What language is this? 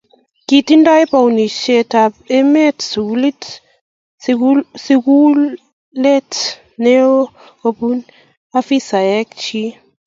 Kalenjin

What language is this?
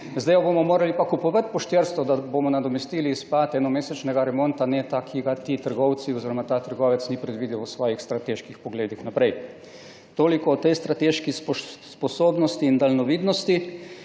Slovenian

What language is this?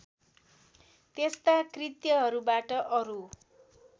Nepali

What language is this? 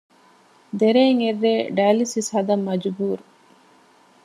Divehi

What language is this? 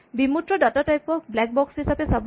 Assamese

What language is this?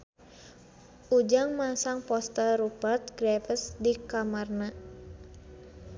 Sundanese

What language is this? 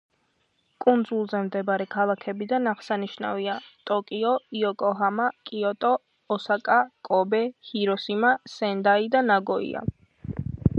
Georgian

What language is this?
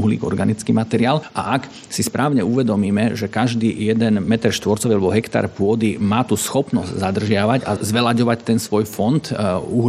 Slovak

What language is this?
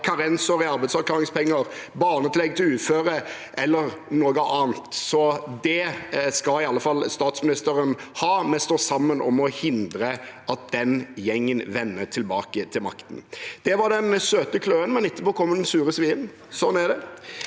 Norwegian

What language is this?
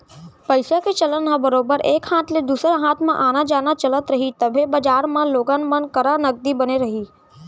Chhattisgarhi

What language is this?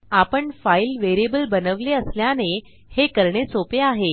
Marathi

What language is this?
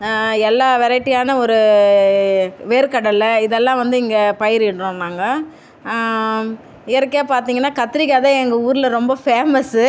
Tamil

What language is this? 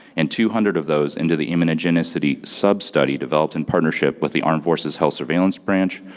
English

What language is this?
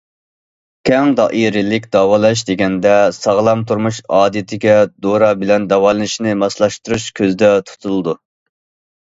Uyghur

